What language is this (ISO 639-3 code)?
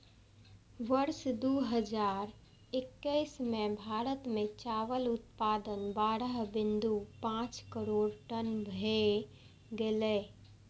mai